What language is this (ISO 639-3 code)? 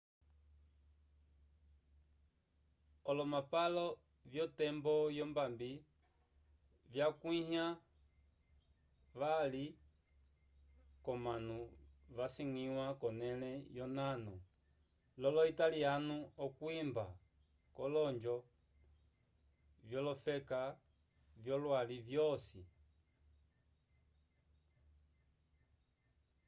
umb